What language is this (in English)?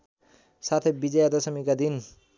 Nepali